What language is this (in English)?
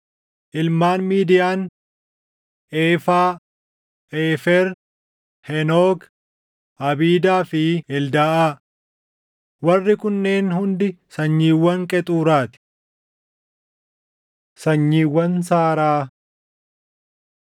Oromo